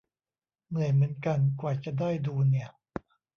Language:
Thai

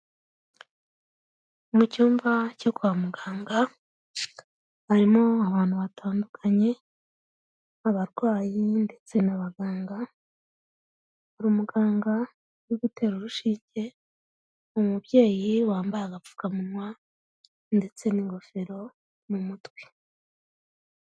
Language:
Kinyarwanda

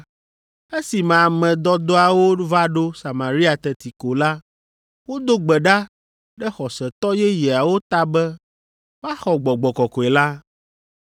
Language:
Ewe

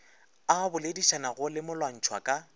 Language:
Northern Sotho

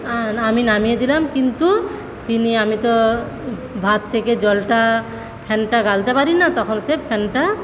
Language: Bangla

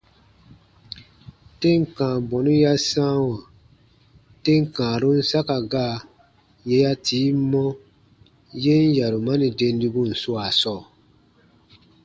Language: Baatonum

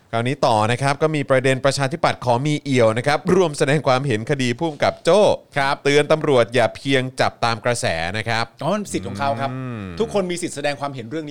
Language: Thai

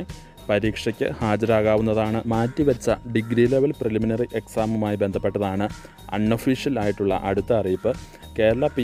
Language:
Dutch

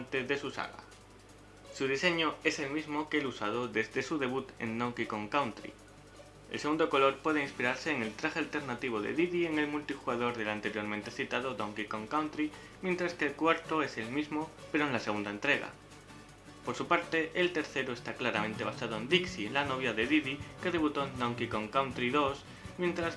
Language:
Spanish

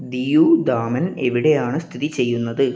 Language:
Malayalam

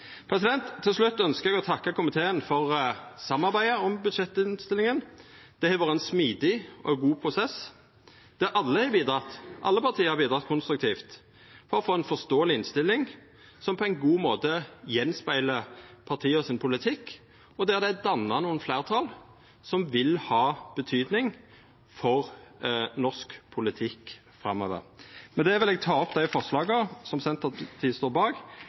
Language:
Norwegian Nynorsk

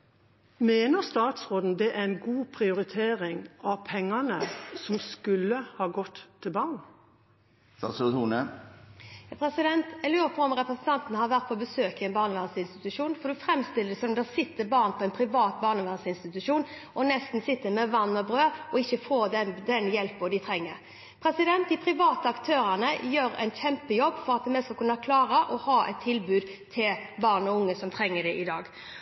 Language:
Norwegian Bokmål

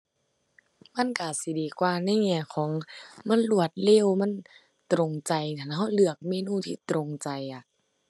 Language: Thai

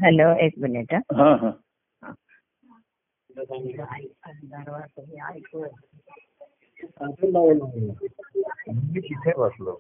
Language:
Marathi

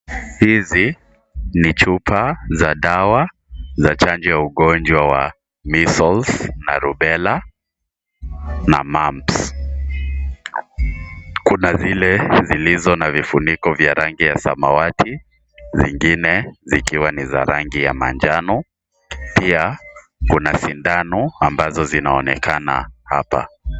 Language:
Swahili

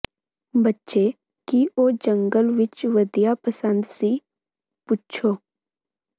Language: Punjabi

